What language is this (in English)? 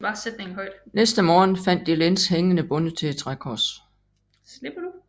Danish